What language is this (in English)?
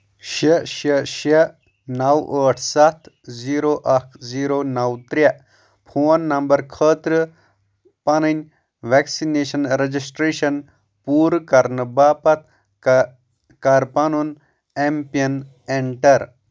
Kashmiri